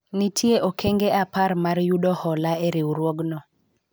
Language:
Luo (Kenya and Tanzania)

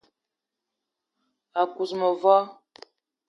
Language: Eton (Cameroon)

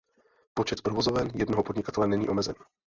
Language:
Czech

